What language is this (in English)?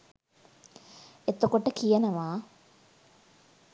Sinhala